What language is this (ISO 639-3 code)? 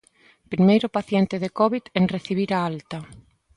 glg